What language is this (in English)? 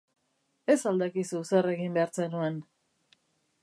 Basque